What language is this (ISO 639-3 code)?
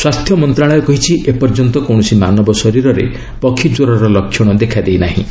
ori